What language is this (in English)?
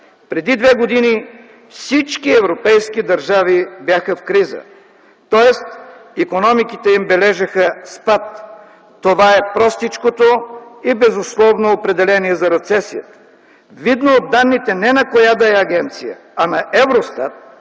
Bulgarian